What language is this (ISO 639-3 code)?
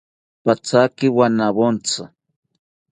cpy